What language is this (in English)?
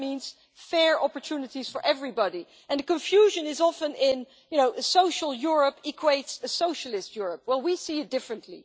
English